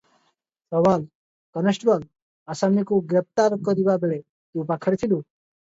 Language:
Odia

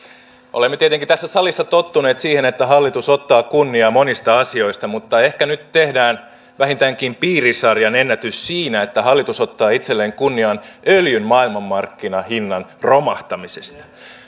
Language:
Finnish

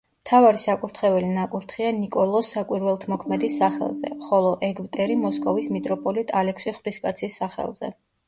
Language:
Georgian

